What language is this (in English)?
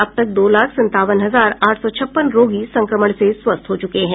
Hindi